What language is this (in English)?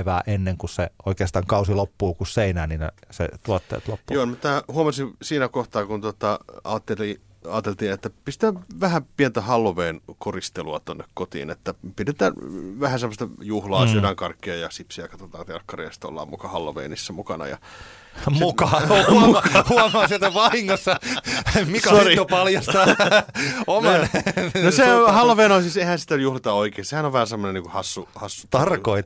Finnish